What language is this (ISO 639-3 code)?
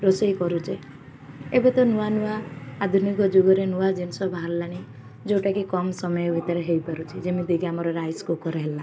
ori